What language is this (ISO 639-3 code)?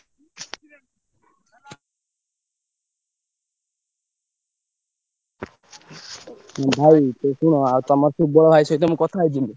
ori